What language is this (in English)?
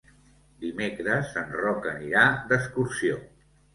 Catalan